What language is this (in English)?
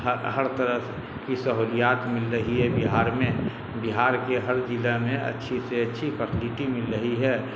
Urdu